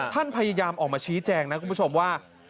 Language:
Thai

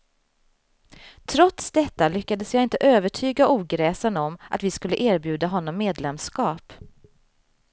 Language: Swedish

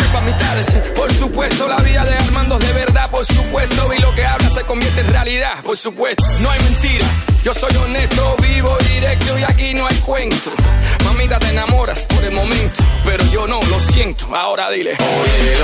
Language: Hungarian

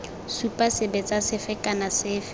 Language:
Tswana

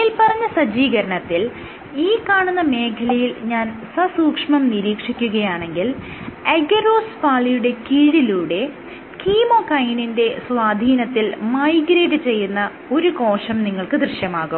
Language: Malayalam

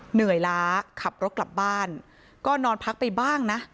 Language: Thai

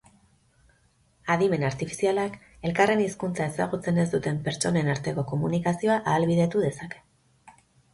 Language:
Basque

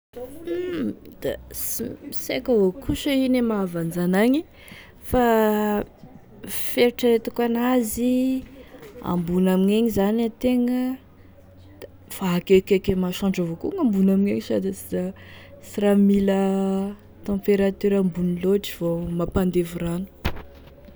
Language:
Tesaka Malagasy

